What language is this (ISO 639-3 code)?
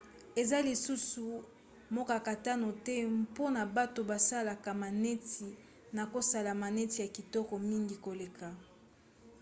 lin